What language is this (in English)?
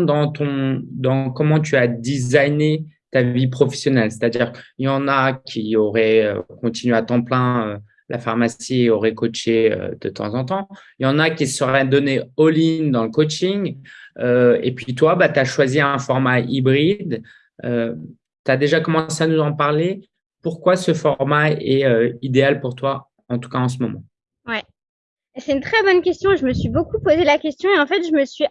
French